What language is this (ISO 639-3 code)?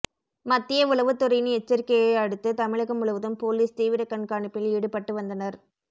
tam